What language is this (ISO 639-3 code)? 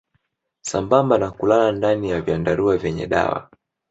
swa